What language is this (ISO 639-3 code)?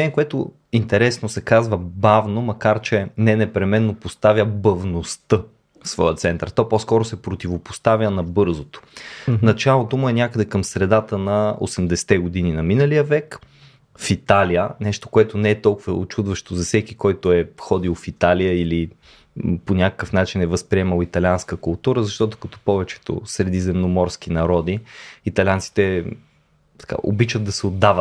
bul